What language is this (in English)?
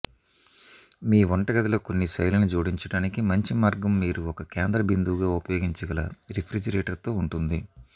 Telugu